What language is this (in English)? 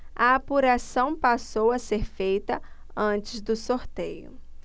Portuguese